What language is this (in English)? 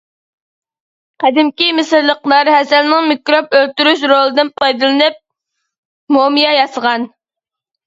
Uyghur